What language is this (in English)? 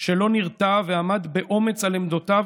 Hebrew